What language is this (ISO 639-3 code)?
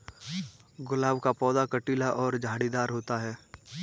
hin